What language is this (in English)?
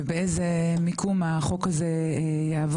Hebrew